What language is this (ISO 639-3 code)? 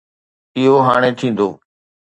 snd